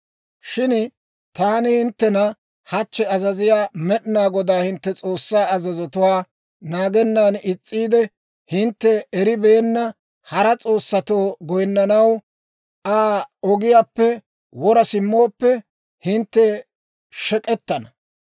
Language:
Dawro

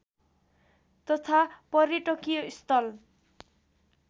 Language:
Nepali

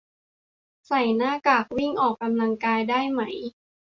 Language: Thai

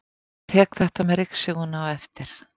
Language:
Icelandic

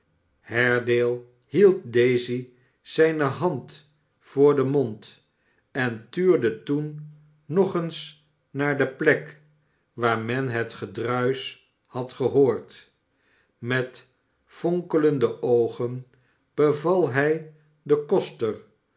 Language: Dutch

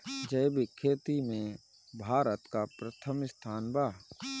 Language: Bhojpuri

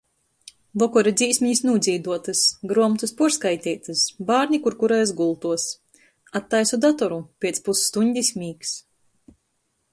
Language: Latgalian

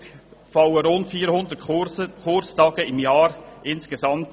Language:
Swiss German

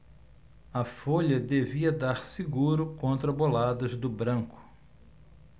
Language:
Portuguese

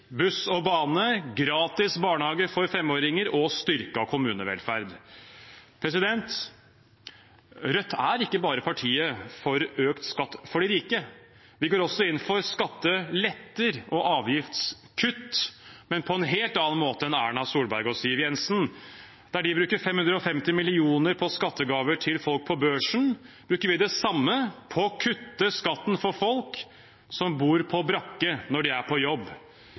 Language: Norwegian Bokmål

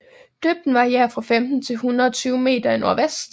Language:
Danish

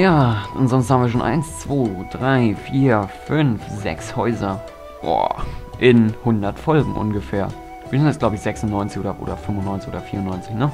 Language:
German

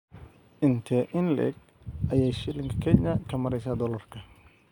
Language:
Somali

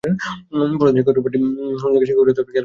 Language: Bangla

